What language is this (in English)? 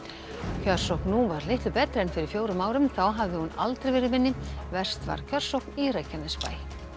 Icelandic